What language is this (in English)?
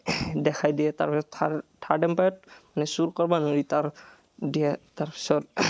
Assamese